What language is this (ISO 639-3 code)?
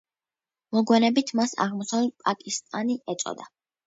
kat